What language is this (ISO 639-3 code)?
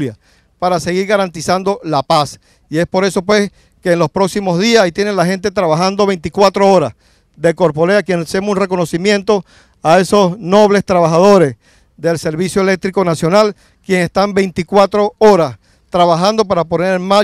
spa